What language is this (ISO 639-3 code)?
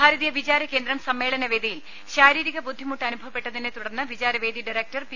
mal